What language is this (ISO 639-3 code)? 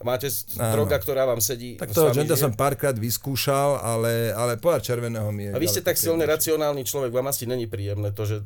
slk